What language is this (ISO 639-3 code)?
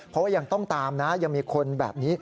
tha